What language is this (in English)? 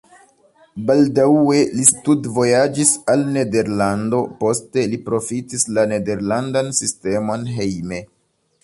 Esperanto